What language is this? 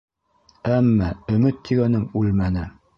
Bashkir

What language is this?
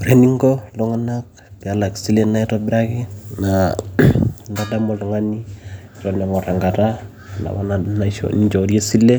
Masai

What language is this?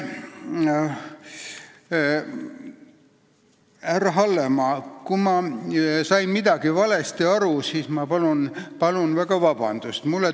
Estonian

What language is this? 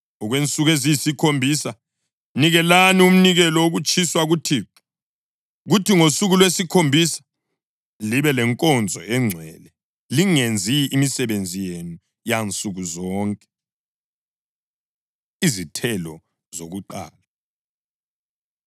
North Ndebele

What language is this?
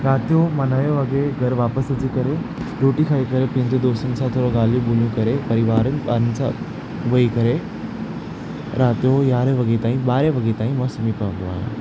Sindhi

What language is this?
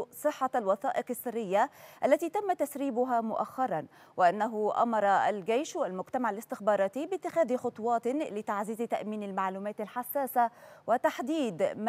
Arabic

